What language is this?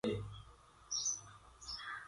Gurgula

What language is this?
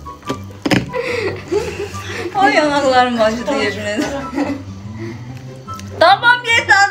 Turkish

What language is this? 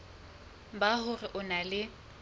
Southern Sotho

